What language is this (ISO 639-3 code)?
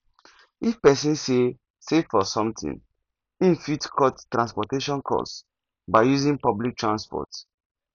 pcm